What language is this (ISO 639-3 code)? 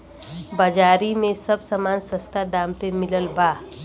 bho